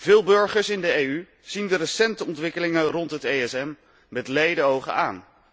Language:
Dutch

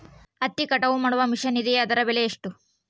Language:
Kannada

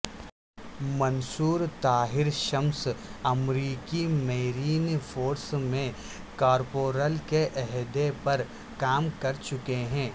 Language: Urdu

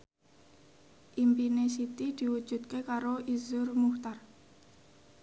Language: Javanese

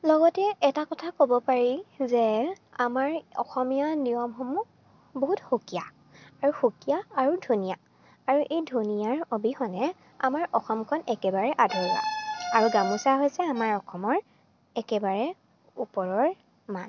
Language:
Assamese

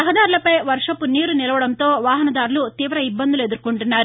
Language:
Telugu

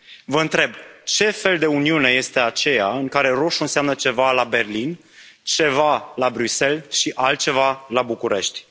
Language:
Romanian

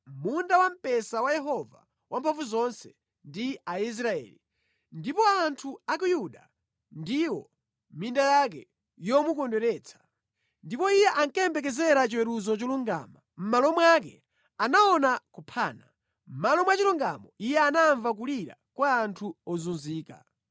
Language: Nyanja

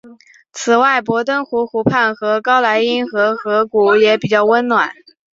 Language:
Chinese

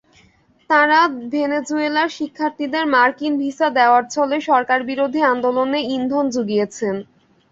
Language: Bangla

